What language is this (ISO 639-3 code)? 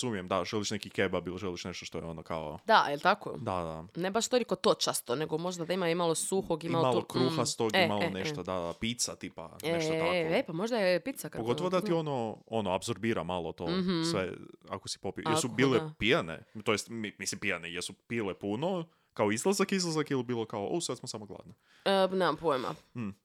hrv